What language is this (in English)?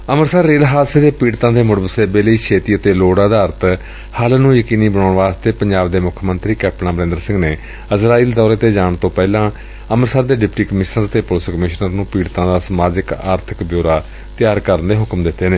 Punjabi